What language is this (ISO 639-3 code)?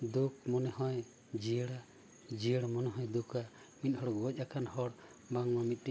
sat